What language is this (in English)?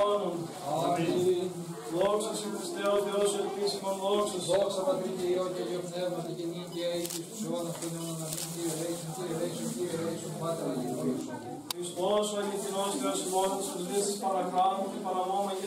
Greek